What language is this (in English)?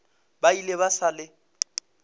Northern Sotho